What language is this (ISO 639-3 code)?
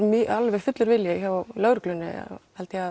isl